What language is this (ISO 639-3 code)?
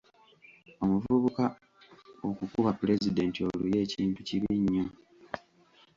lug